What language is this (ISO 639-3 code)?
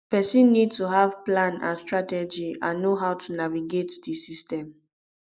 pcm